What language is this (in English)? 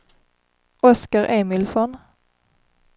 Swedish